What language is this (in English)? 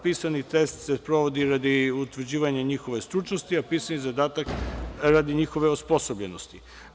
Serbian